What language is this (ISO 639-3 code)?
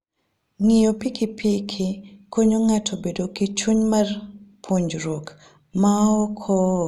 luo